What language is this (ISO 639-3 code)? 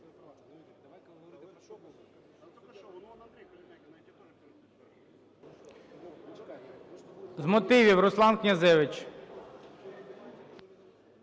ukr